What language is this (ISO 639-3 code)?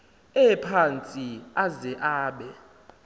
xho